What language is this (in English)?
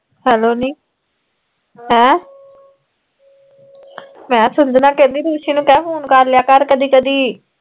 Punjabi